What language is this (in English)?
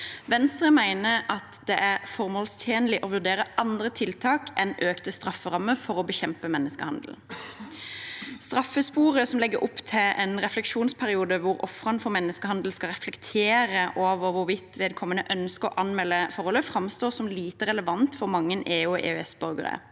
Norwegian